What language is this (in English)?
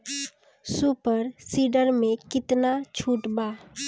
Bhojpuri